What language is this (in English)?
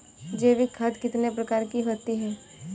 Hindi